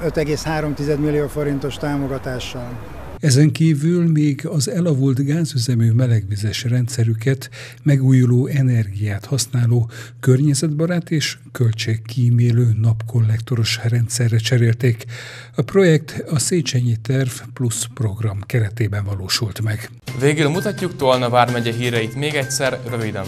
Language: Hungarian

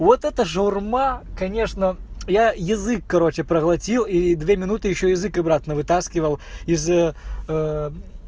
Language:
Russian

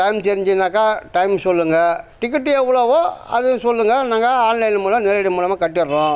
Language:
Tamil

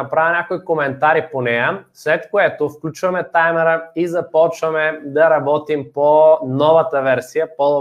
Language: Bulgarian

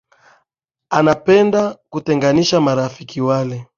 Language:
Swahili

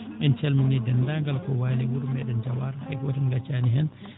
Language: Fula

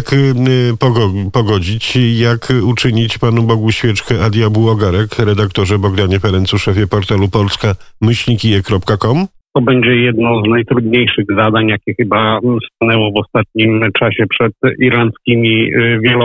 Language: Polish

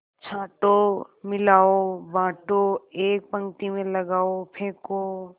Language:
Hindi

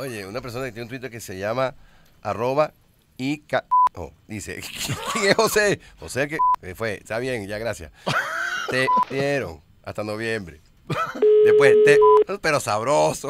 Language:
Spanish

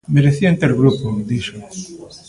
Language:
Galician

